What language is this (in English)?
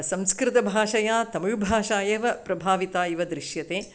Sanskrit